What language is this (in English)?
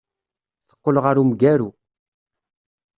Kabyle